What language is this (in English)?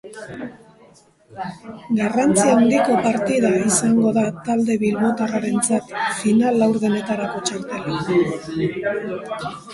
Basque